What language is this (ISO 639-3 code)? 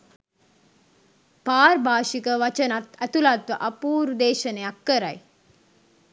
sin